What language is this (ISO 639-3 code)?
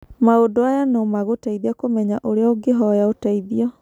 kik